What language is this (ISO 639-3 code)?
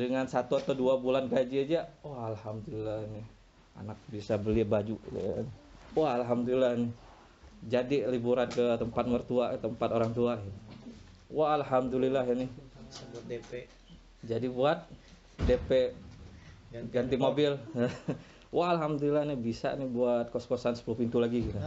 ind